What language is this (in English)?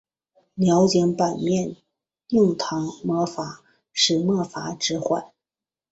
Chinese